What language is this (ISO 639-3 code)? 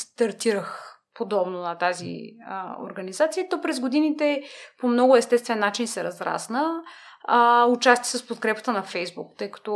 bul